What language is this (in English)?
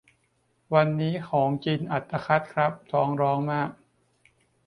Thai